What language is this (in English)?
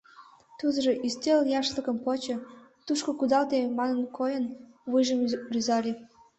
Mari